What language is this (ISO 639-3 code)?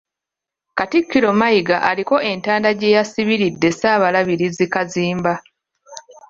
lug